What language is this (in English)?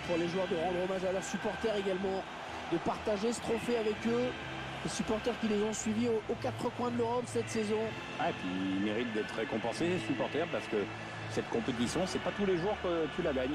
French